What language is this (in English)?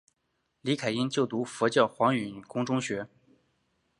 Chinese